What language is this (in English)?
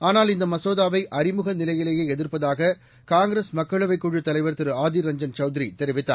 Tamil